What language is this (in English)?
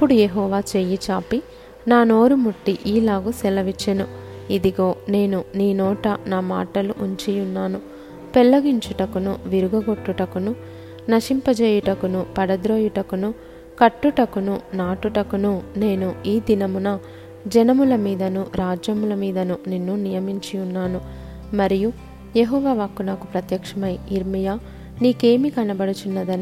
Telugu